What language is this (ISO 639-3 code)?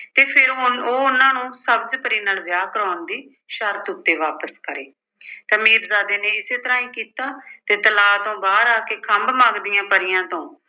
pan